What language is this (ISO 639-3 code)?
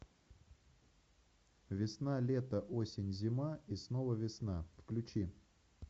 rus